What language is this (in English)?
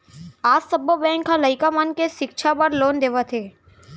Chhattisgarhi